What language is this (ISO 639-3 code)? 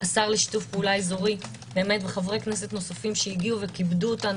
heb